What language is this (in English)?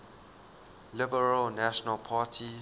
English